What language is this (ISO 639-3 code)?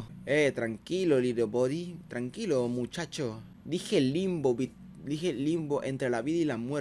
spa